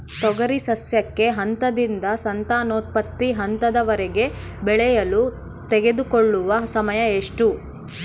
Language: Kannada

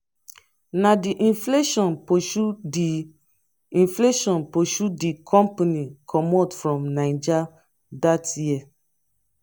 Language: Nigerian Pidgin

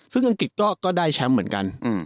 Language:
Thai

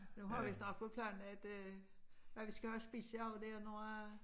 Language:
Danish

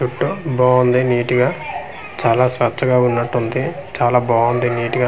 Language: Telugu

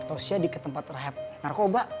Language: Indonesian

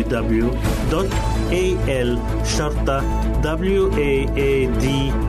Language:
Arabic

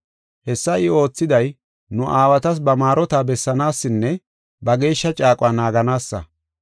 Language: Gofa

